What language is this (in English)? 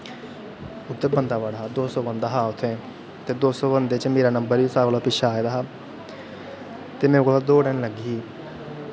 Dogri